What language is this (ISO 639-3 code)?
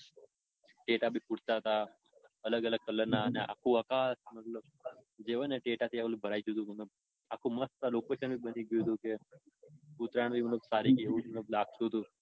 guj